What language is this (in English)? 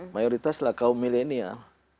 Indonesian